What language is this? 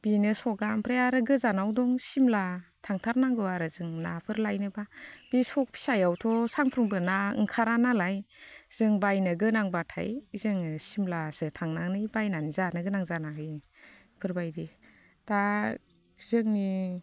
Bodo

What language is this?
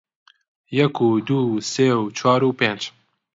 Central Kurdish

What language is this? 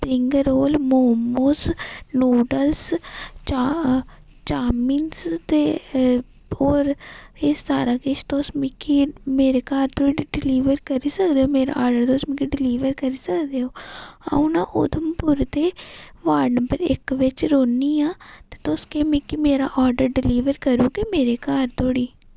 Dogri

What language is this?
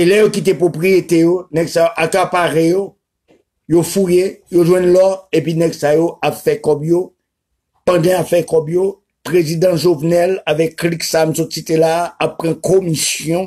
French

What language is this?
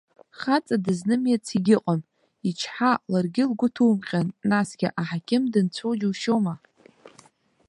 Abkhazian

